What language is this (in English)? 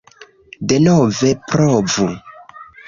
Esperanto